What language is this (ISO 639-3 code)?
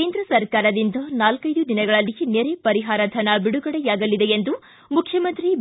kan